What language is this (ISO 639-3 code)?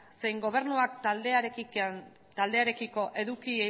eus